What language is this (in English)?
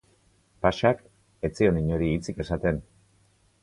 Basque